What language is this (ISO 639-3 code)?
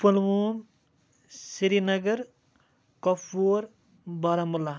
kas